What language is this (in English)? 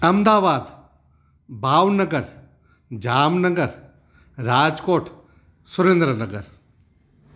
Sindhi